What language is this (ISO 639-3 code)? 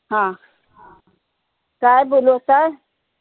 mar